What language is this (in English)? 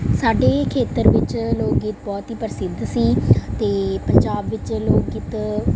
Punjabi